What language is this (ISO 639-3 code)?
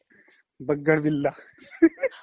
asm